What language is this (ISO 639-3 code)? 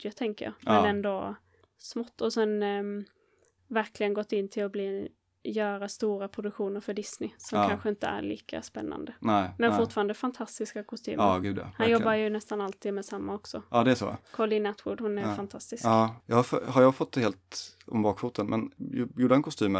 swe